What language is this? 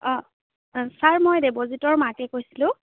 Assamese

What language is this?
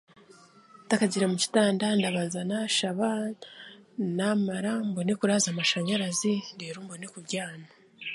Chiga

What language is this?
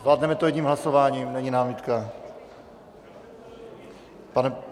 Czech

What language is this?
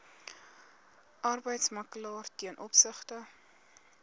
Afrikaans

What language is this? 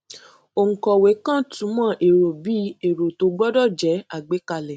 Yoruba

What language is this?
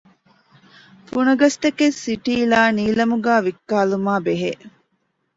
Divehi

